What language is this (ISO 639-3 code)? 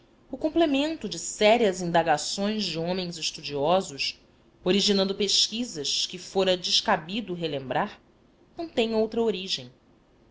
por